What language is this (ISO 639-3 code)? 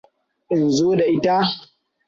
hau